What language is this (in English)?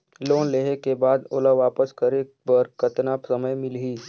Chhattisgarhi